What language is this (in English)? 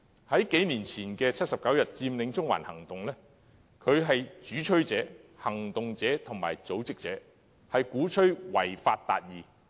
Cantonese